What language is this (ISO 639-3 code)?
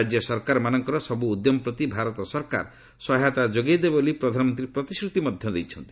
ori